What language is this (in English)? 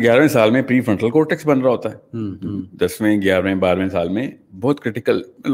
Urdu